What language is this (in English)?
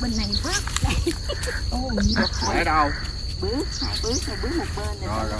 Vietnamese